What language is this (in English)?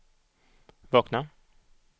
Swedish